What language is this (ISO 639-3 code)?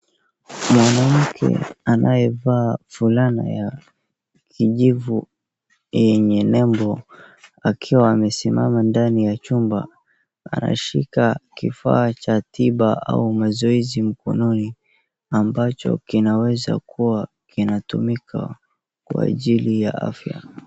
swa